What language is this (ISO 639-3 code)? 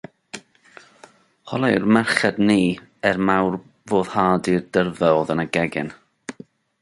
cym